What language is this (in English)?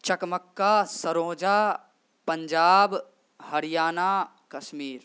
Urdu